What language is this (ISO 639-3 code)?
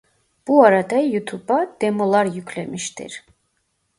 tur